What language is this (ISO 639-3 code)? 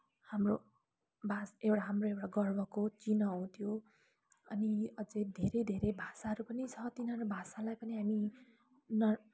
nep